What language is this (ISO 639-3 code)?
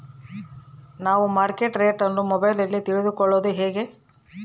kan